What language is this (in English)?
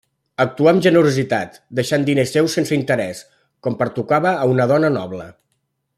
Catalan